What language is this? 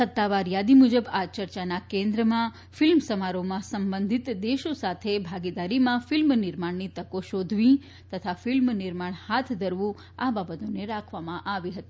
Gujarati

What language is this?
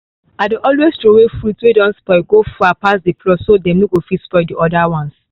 Nigerian Pidgin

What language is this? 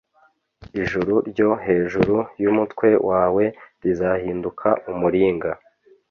Kinyarwanda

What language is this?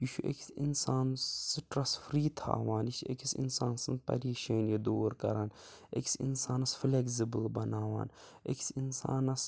Kashmiri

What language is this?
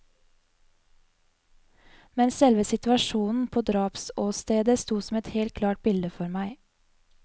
Norwegian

